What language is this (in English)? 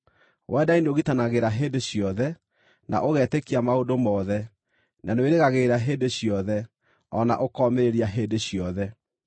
Kikuyu